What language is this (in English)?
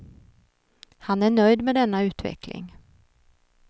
Swedish